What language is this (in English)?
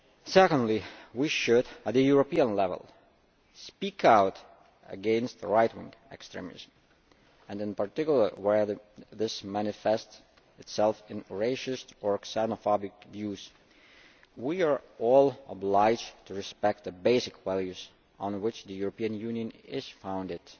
English